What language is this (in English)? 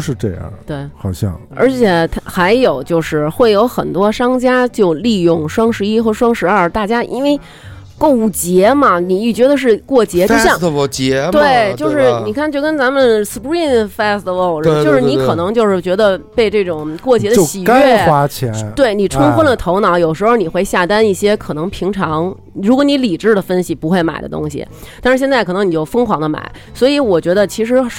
Chinese